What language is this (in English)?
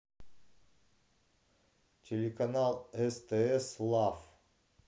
Russian